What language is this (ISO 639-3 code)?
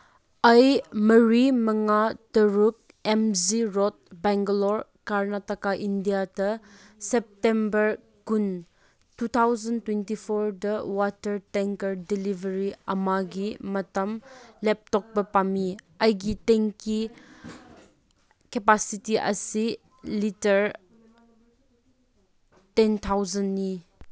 mni